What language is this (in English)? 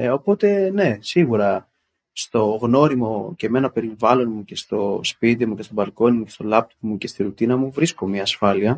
Greek